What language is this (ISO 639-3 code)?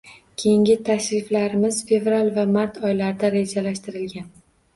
uzb